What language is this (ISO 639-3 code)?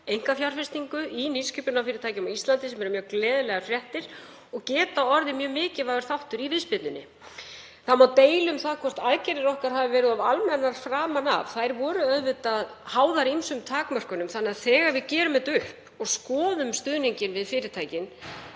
isl